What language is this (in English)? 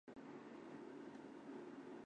Chinese